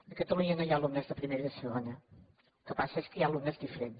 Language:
Catalan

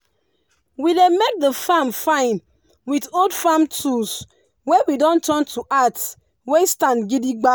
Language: Nigerian Pidgin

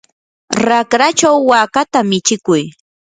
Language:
Yanahuanca Pasco Quechua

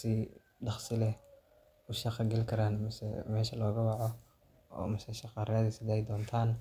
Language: Somali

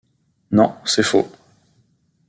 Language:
French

